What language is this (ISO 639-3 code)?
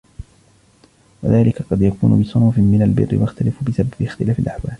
ara